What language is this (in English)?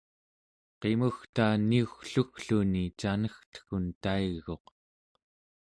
Central Yupik